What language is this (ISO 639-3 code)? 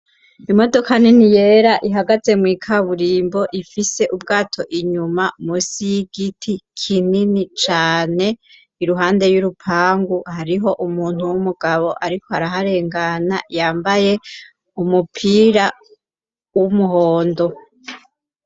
run